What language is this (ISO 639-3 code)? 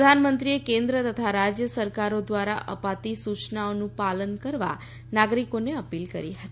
guj